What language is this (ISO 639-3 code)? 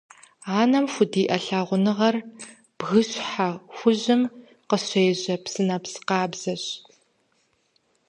kbd